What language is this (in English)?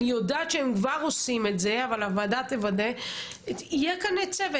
Hebrew